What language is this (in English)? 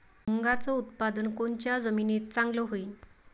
Marathi